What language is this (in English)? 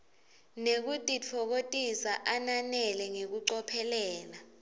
Swati